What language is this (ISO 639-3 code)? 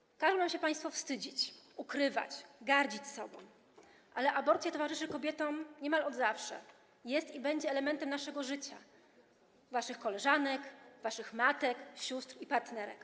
pol